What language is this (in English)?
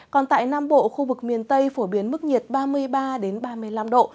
Vietnamese